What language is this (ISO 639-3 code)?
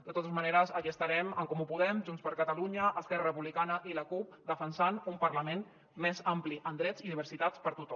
cat